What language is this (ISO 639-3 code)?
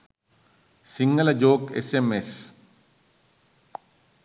sin